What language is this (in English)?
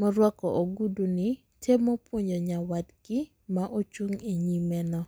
Luo (Kenya and Tanzania)